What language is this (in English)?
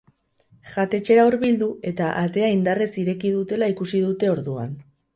Basque